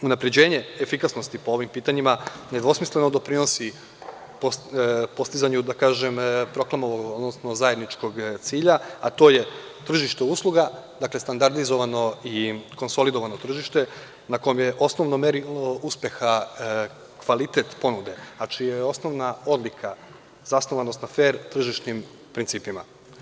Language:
Serbian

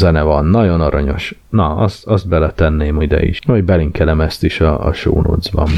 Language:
Hungarian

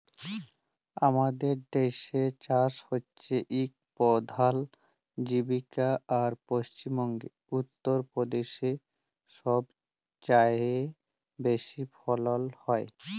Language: Bangla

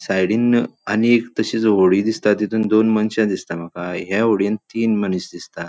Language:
Konkani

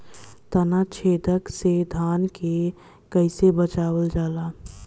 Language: Bhojpuri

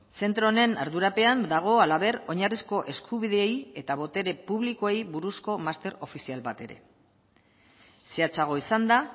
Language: Basque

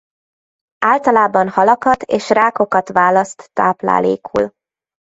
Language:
Hungarian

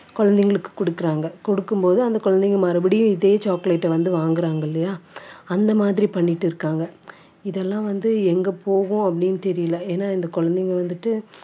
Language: Tamil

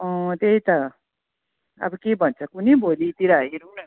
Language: Nepali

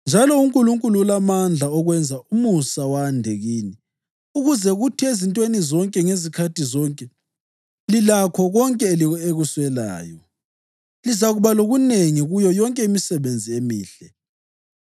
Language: North Ndebele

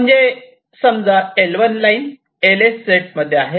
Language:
Marathi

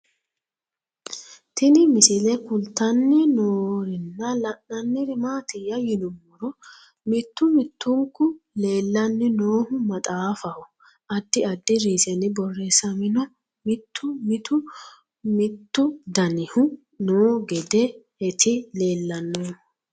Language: Sidamo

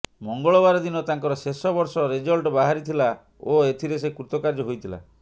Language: Odia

